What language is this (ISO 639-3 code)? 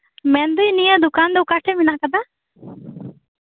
sat